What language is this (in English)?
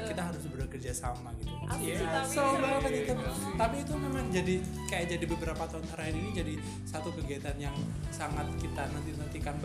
Indonesian